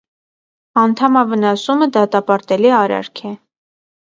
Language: Armenian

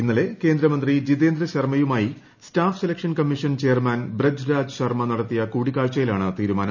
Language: Malayalam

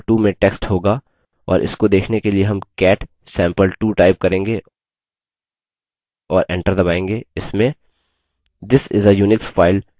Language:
Hindi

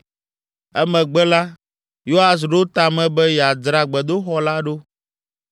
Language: Ewe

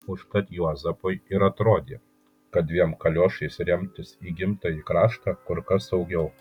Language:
Lithuanian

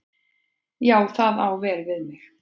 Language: Icelandic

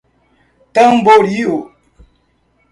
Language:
Portuguese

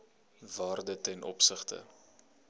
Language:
Afrikaans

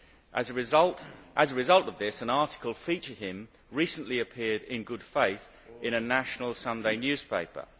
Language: English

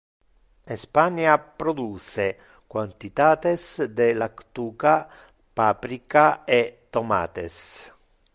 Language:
Interlingua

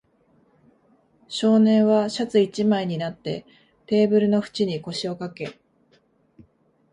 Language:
Japanese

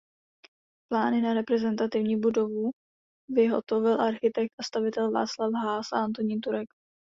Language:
Czech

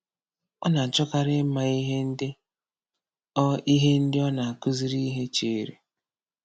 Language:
Igbo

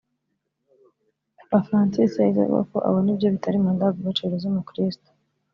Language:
Kinyarwanda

